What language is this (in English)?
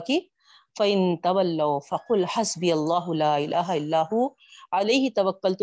Urdu